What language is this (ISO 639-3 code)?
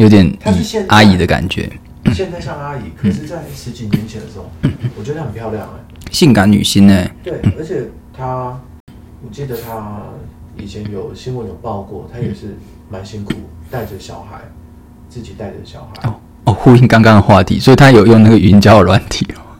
zho